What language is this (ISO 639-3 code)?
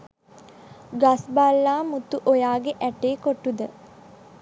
sin